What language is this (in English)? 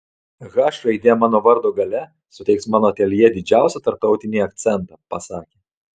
Lithuanian